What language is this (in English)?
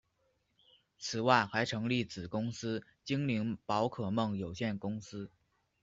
Chinese